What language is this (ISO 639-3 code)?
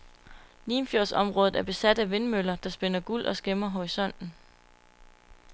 dan